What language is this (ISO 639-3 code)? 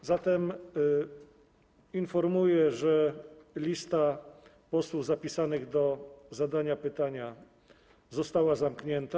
pol